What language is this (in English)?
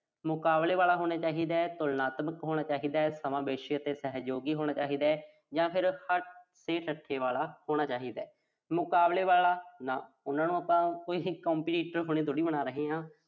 Punjabi